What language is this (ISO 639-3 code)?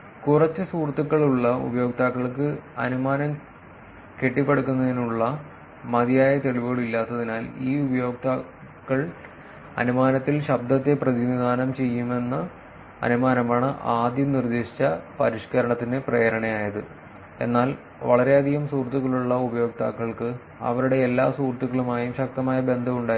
mal